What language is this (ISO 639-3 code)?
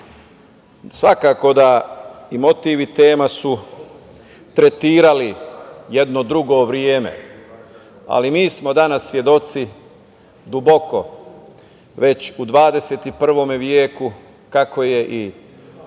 srp